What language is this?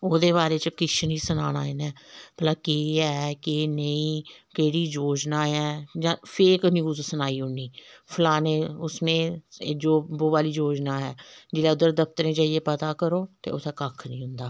Dogri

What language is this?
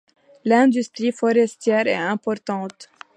French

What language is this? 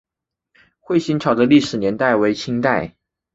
Chinese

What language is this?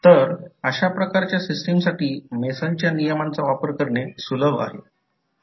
Marathi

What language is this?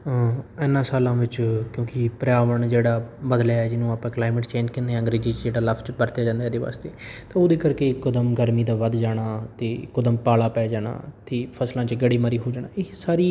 Punjabi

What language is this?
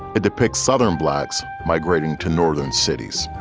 English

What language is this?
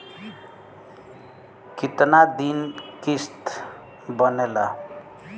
Bhojpuri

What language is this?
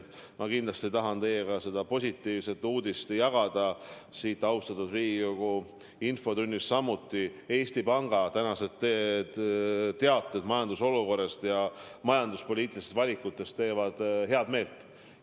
Estonian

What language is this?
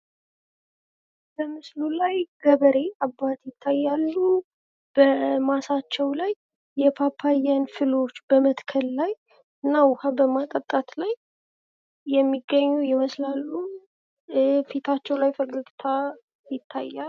Amharic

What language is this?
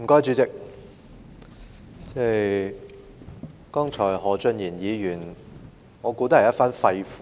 Cantonese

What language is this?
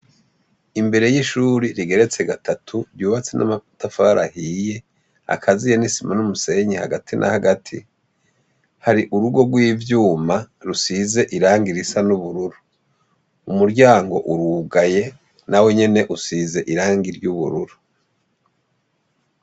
Rundi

